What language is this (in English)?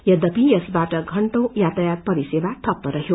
Nepali